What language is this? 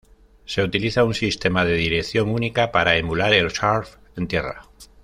Spanish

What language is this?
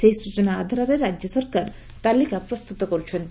Odia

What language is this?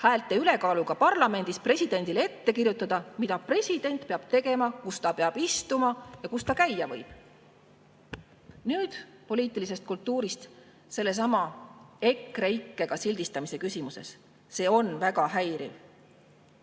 Estonian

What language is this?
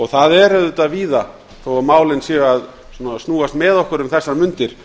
Icelandic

